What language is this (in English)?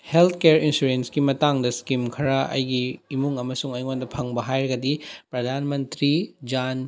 Manipuri